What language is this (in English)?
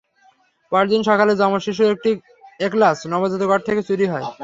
Bangla